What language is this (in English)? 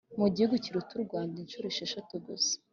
Kinyarwanda